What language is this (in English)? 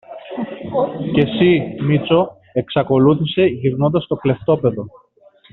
Greek